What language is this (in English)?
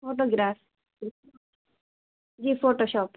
Urdu